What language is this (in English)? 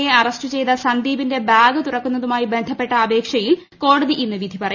Malayalam